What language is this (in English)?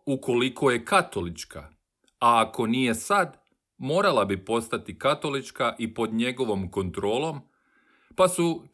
Croatian